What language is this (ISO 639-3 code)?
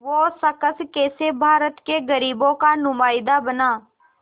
hin